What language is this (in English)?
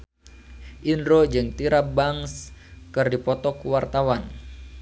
Sundanese